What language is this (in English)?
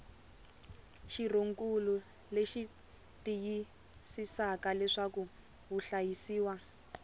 Tsonga